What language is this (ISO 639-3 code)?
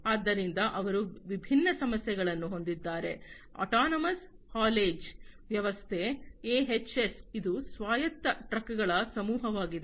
kan